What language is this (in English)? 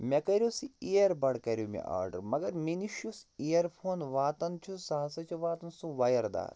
Kashmiri